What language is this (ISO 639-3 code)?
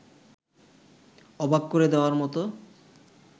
ben